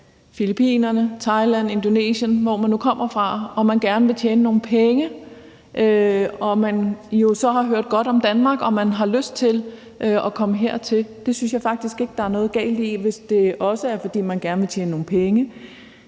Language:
Danish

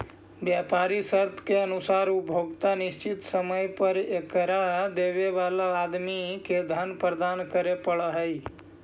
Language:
Magahi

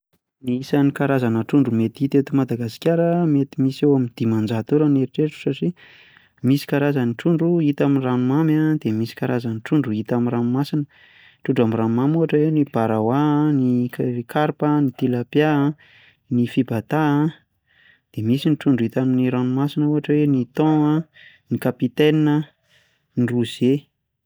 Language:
Malagasy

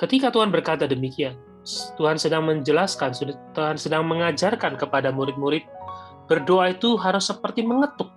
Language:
Indonesian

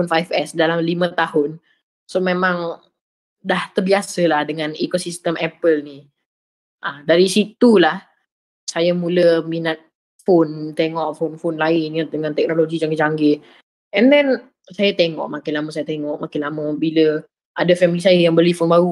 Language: Malay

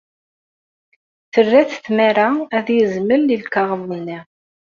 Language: Kabyle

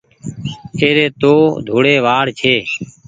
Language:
Goaria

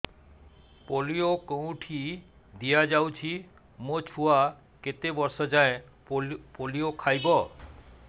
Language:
Odia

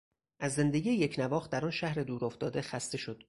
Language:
Persian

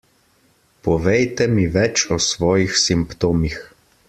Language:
Slovenian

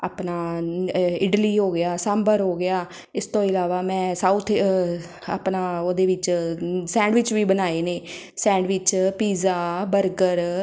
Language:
Punjabi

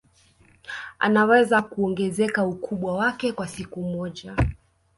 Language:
Swahili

